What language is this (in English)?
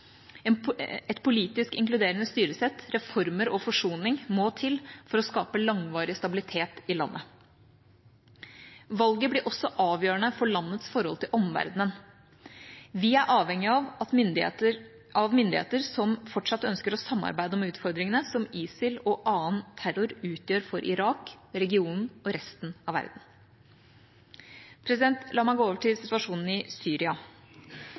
Norwegian Bokmål